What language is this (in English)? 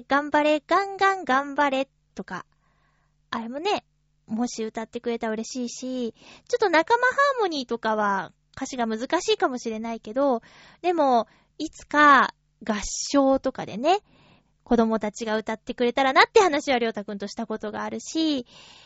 Japanese